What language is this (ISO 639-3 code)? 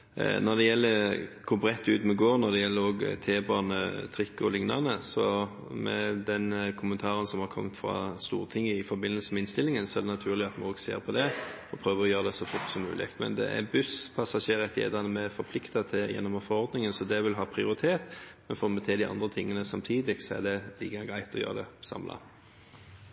nob